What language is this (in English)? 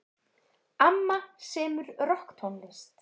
Icelandic